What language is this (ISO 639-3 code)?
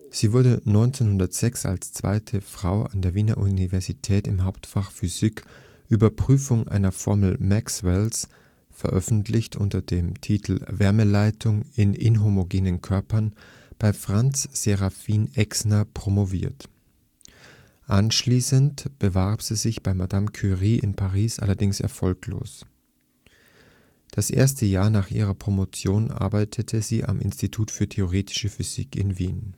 deu